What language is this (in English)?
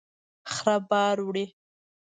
Pashto